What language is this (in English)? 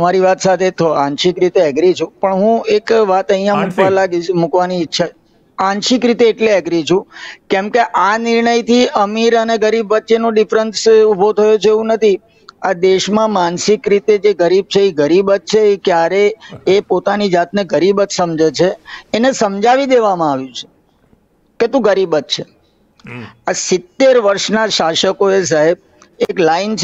Hindi